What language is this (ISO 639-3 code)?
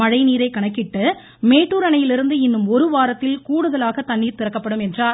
tam